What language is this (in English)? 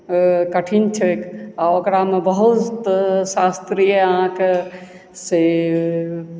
Maithili